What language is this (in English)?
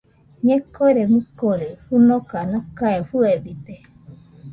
Nüpode Huitoto